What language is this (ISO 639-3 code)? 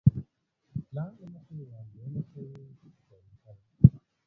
pus